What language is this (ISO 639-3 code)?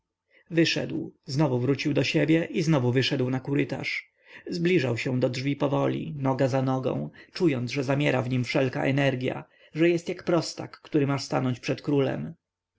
pol